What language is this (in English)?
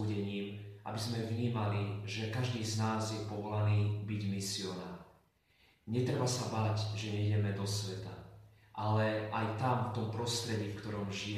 Slovak